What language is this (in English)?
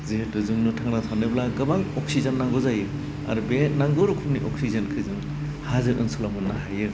Bodo